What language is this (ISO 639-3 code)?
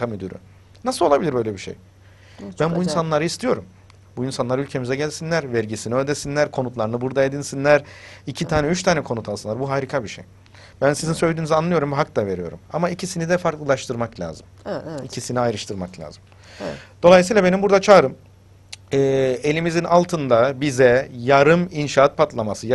tur